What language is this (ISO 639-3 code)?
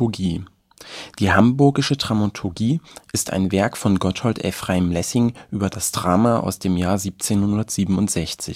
deu